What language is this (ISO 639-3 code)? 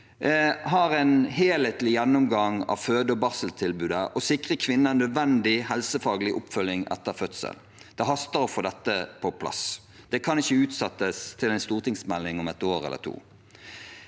nor